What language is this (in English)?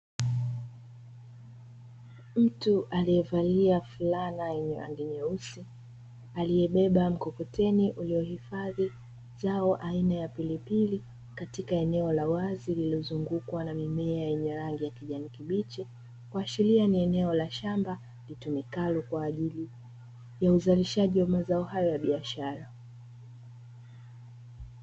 Swahili